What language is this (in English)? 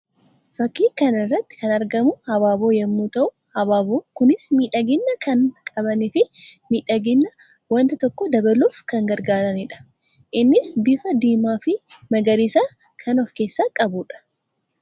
Oromo